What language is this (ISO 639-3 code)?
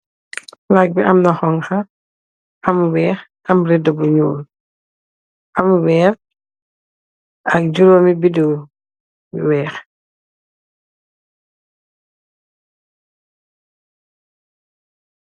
wol